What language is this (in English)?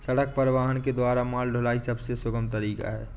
Hindi